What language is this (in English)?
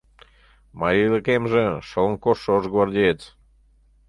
Mari